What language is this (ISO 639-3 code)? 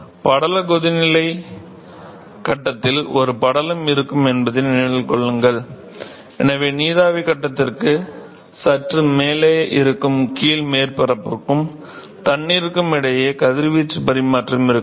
tam